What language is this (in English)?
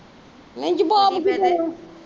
Punjabi